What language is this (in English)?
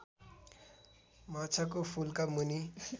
Nepali